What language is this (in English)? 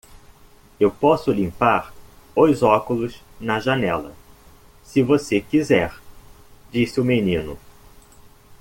Portuguese